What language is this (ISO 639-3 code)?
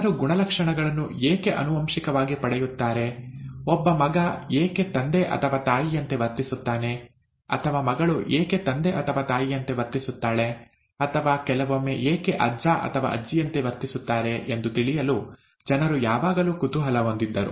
kan